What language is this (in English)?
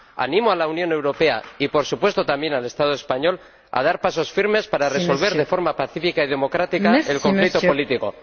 Spanish